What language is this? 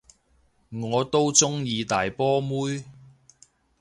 Cantonese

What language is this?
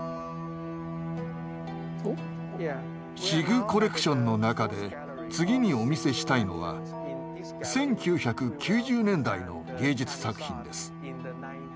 Japanese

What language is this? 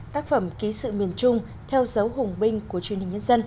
Vietnamese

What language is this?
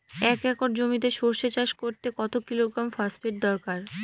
Bangla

